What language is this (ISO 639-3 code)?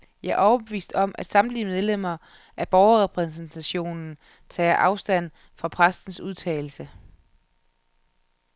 dan